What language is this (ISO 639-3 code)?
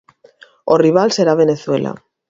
glg